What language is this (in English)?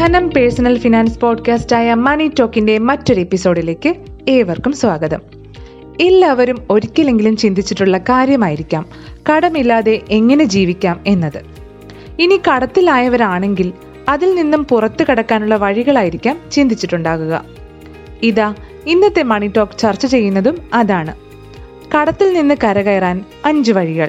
Malayalam